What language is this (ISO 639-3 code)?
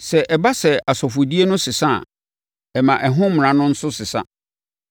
aka